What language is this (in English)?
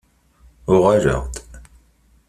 Kabyle